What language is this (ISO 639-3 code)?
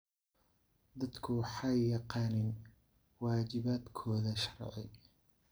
som